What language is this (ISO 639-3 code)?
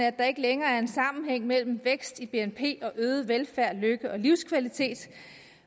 dan